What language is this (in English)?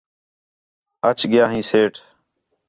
Khetrani